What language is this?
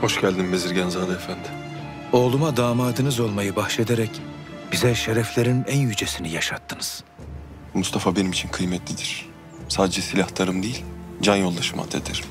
Turkish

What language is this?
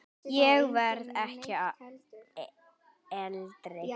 Icelandic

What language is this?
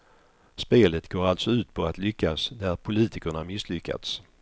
Swedish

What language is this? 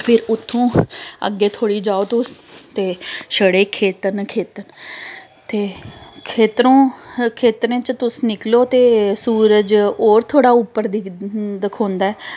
Dogri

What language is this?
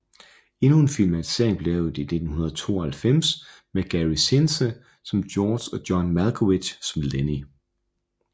Danish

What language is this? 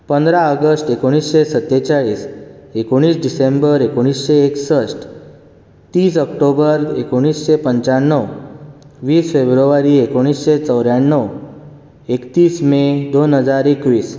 Konkani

